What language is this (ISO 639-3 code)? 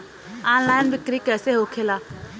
bho